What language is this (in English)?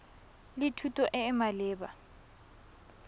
Tswana